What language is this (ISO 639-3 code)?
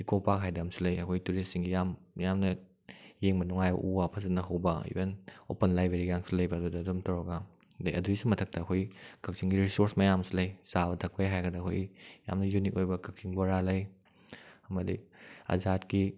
mni